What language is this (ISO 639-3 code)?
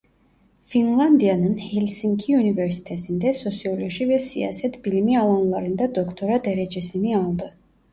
tur